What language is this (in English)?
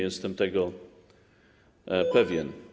Polish